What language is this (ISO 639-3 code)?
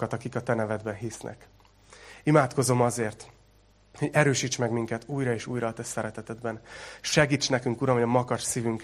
hun